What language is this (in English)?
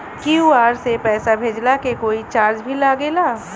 Bhojpuri